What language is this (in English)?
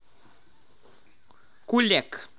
Russian